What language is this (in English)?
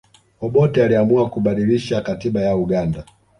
Swahili